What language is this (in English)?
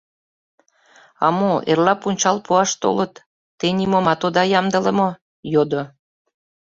Mari